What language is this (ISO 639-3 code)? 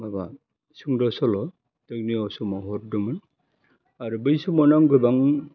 brx